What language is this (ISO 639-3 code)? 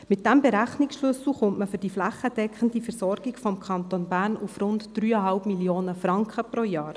gsw